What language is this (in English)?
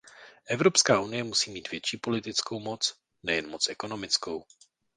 Czech